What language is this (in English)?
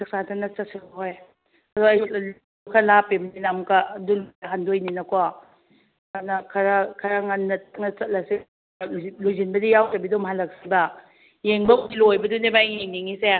Manipuri